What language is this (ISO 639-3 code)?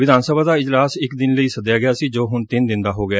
pan